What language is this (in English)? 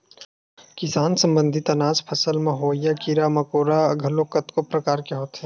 Chhattisgarhi